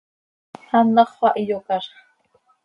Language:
Seri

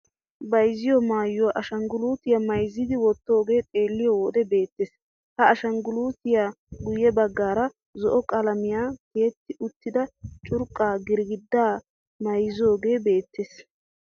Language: Wolaytta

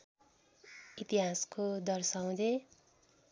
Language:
Nepali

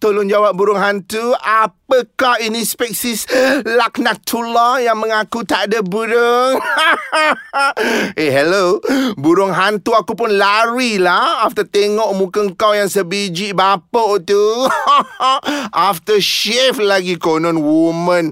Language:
Malay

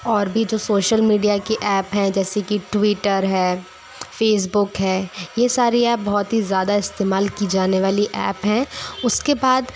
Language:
Hindi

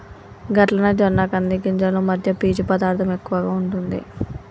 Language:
Telugu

